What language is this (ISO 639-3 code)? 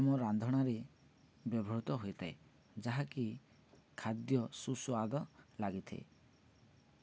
ori